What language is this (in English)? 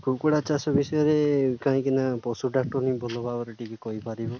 Odia